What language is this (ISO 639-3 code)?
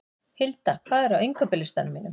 isl